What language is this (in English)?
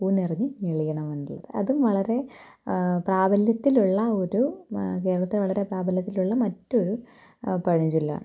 Malayalam